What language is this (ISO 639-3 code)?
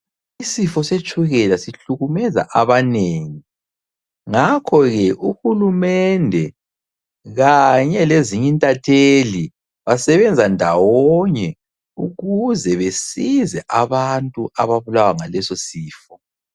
nde